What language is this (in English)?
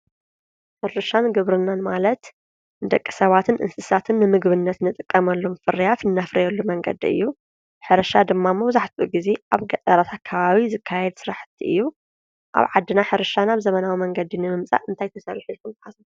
Tigrinya